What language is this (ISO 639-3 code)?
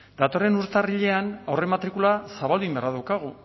eus